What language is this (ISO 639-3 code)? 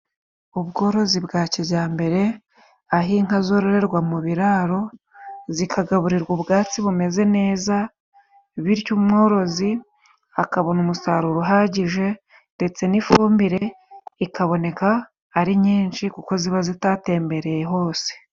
kin